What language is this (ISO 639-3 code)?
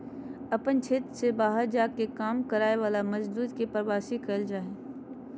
mag